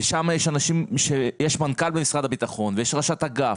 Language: Hebrew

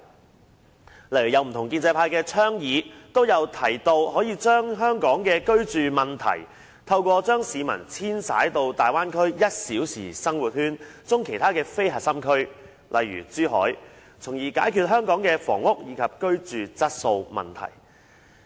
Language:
Cantonese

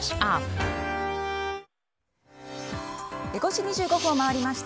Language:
Japanese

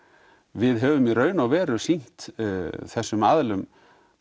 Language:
Icelandic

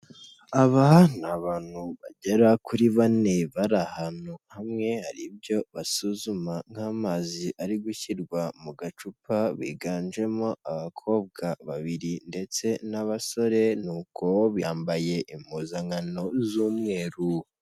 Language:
Kinyarwanda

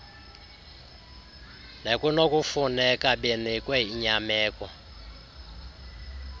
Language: Xhosa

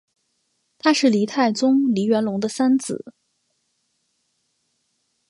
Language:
Chinese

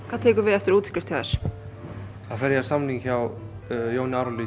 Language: Icelandic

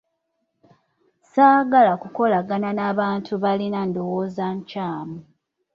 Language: Ganda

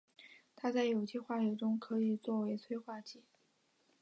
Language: Chinese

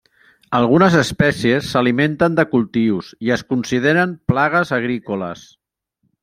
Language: Catalan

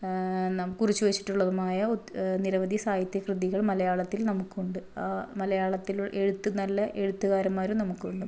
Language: Malayalam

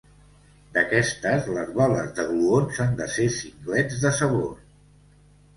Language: Catalan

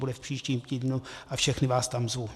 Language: Czech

